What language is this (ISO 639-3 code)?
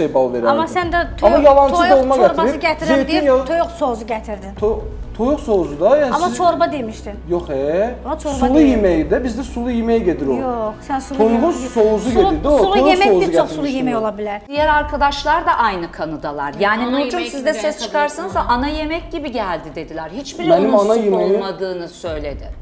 tur